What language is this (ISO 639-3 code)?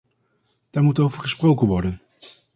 nld